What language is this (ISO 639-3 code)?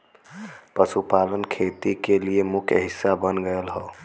bho